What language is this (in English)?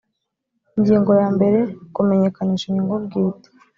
Kinyarwanda